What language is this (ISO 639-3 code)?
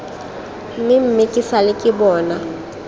tsn